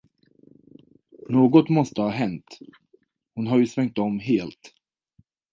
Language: Swedish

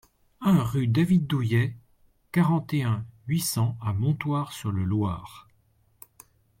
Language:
French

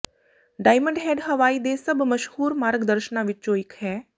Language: Punjabi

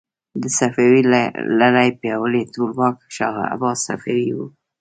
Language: Pashto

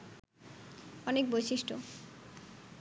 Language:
Bangla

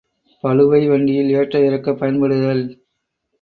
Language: Tamil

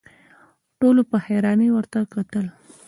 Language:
Pashto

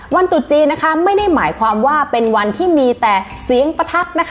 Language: Thai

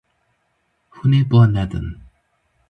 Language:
Kurdish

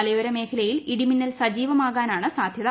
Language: Malayalam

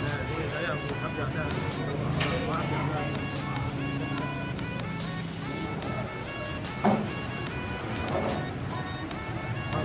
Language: Vietnamese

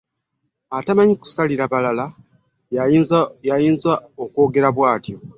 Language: Ganda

